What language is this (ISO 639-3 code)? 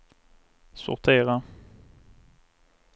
swe